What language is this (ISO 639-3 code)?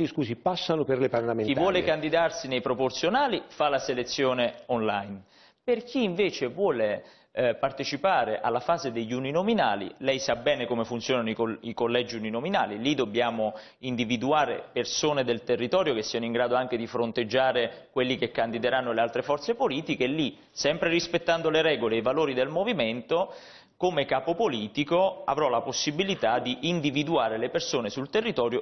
ita